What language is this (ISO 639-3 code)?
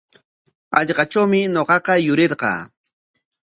qwa